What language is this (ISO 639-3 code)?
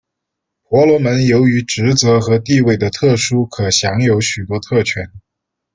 zho